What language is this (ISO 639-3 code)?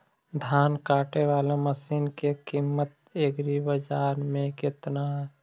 mag